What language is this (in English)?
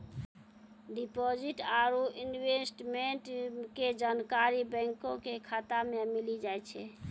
Maithili